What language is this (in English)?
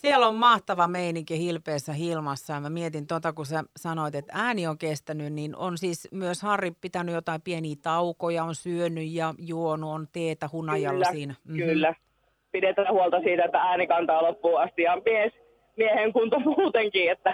Finnish